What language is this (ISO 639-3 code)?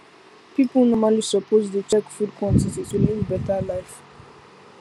pcm